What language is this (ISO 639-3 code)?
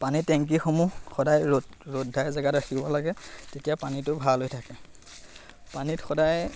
asm